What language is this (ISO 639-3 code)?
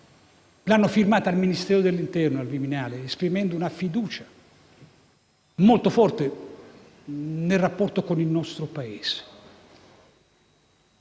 ita